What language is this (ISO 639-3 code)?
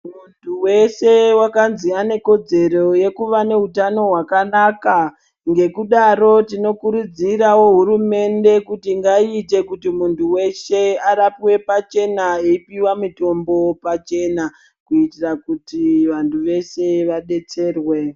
ndc